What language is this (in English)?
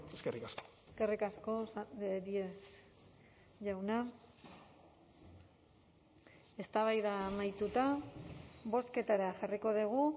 Basque